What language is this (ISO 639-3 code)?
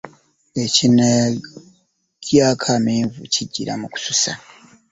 lug